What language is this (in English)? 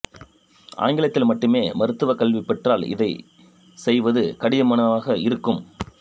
Tamil